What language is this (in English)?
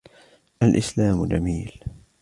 Arabic